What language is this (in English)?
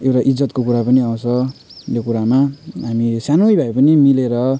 Nepali